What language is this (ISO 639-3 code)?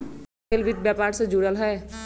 mag